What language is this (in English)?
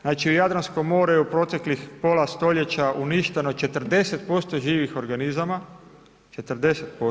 Croatian